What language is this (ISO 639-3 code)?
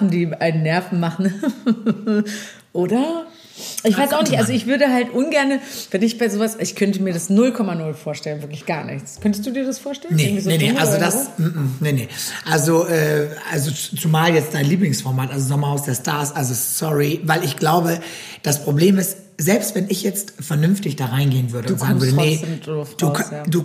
deu